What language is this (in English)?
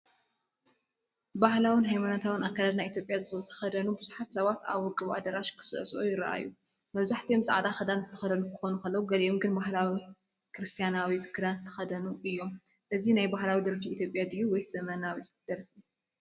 Tigrinya